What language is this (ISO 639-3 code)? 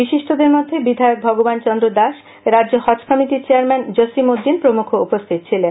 ben